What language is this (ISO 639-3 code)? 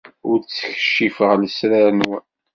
kab